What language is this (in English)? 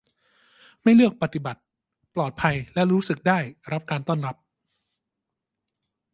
Thai